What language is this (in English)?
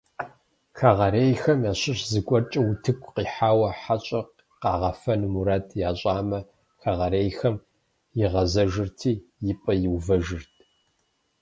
Kabardian